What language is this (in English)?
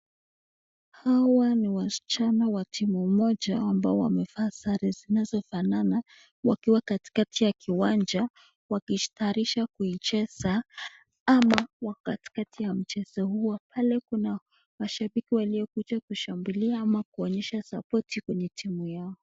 Swahili